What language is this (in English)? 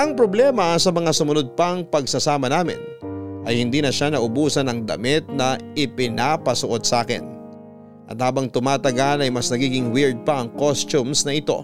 Filipino